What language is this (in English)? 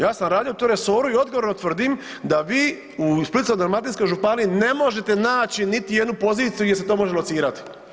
Croatian